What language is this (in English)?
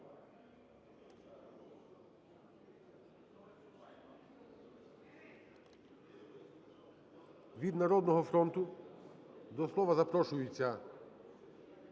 Ukrainian